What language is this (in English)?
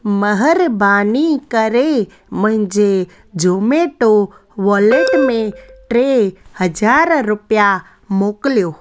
Sindhi